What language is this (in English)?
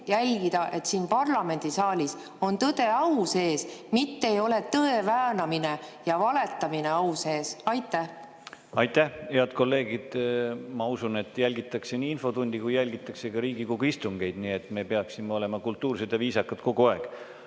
Estonian